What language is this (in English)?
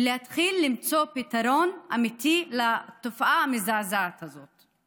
Hebrew